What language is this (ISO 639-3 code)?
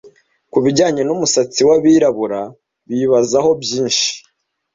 kin